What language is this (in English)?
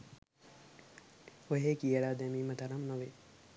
Sinhala